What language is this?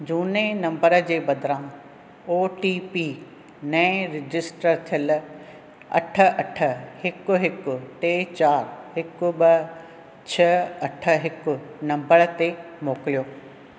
Sindhi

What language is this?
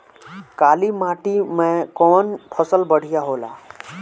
Bhojpuri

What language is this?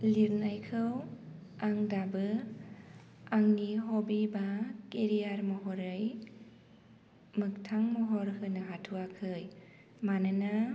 Bodo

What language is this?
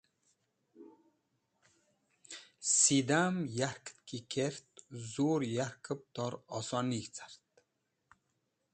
Wakhi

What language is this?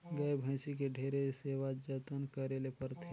Chhattisgarhi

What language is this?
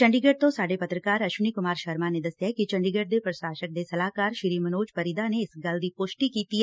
Punjabi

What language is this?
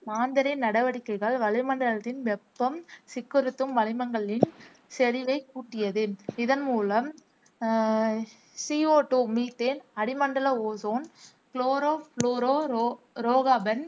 Tamil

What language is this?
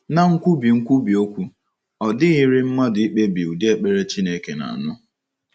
Igbo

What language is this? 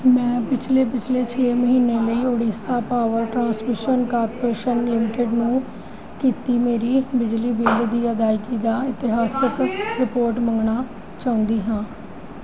Punjabi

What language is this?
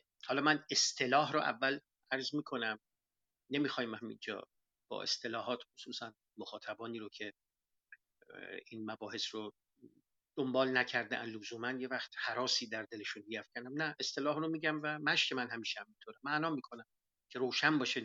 Persian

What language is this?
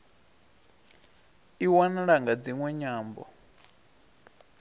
Venda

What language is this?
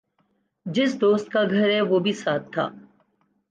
Urdu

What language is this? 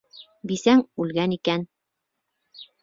Bashkir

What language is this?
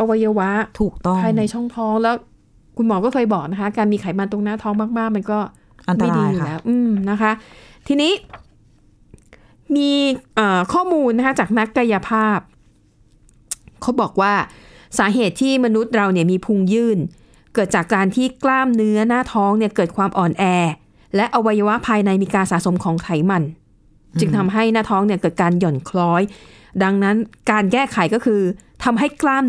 Thai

